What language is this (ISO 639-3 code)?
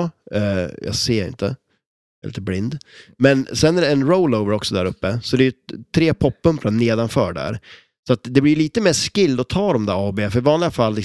swe